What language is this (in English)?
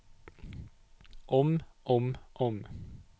Norwegian